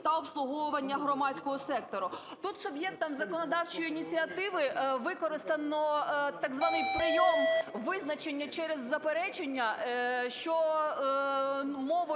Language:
Ukrainian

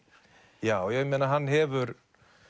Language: Icelandic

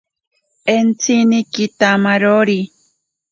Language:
Ashéninka Perené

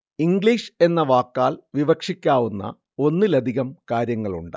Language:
Malayalam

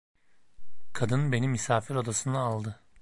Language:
Turkish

